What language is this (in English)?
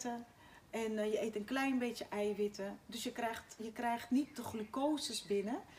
Dutch